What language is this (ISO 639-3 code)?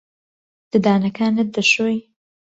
ckb